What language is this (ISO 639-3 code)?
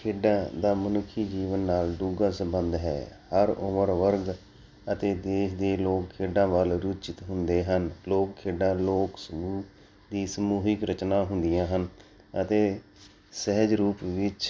pan